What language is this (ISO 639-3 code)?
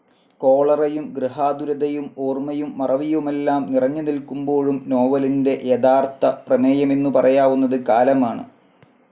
mal